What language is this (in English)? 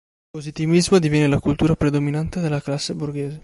Italian